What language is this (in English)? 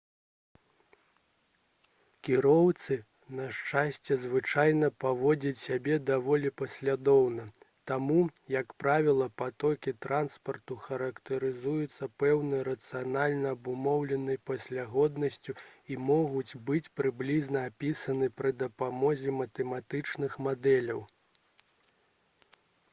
Belarusian